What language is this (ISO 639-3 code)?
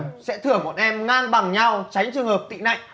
vie